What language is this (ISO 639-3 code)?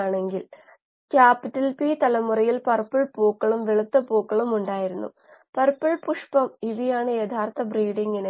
mal